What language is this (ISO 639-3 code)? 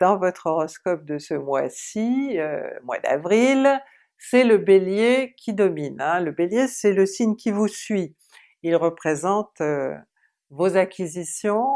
fra